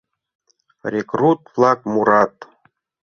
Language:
Mari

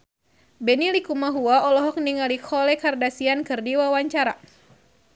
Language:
Sundanese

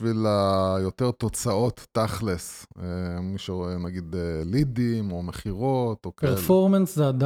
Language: Hebrew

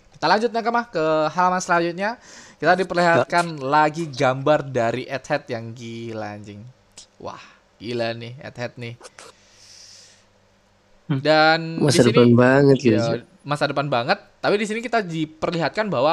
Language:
Indonesian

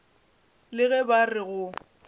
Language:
Northern Sotho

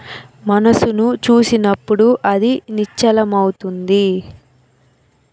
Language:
Telugu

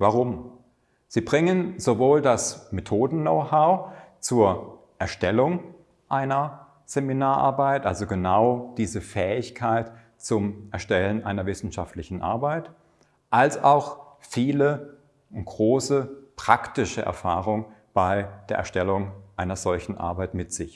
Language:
German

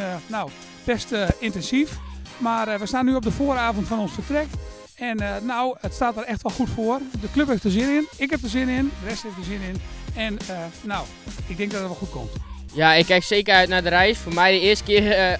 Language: Dutch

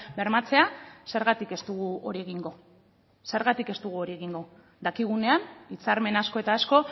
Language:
Basque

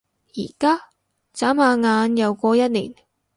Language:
Cantonese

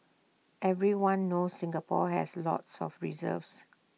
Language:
English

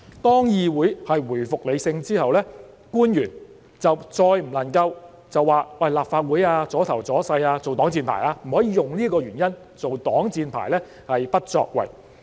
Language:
Cantonese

